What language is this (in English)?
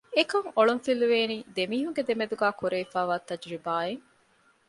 Divehi